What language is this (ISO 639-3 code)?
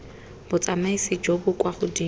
tsn